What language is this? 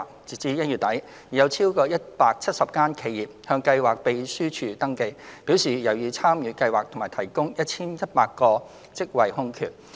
Cantonese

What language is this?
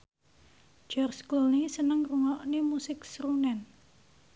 Javanese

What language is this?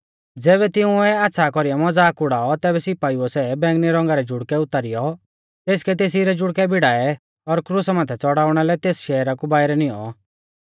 Mahasu Pahari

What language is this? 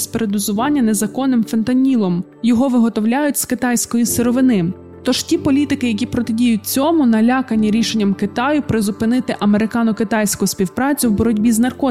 Ukrainian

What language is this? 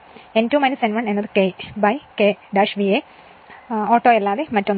Malayalam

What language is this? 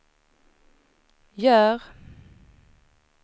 Swedish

